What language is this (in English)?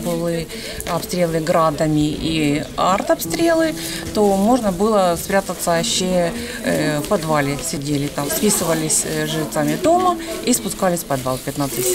Russian